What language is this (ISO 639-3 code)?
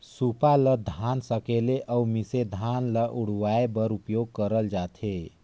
hne